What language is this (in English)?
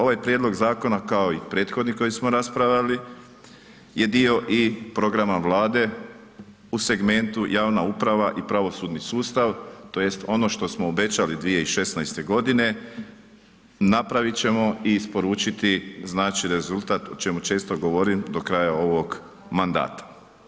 Croatian